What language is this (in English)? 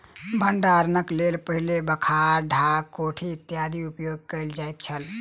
Maithili